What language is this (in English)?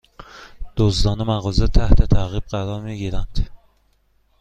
Persian